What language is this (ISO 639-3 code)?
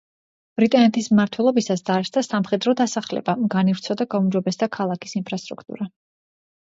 kat